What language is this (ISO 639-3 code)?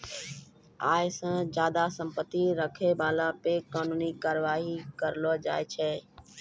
mai